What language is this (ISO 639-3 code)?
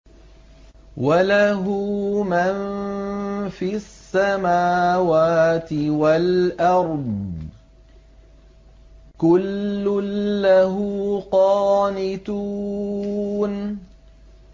ara